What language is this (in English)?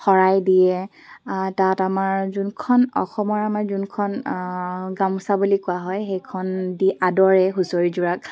Assamese